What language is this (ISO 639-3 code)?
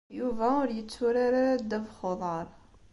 kab